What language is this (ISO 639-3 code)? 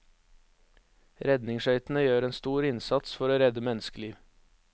nor